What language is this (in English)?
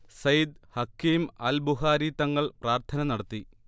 Malayalam